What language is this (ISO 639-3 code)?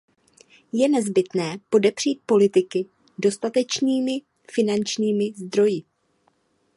ces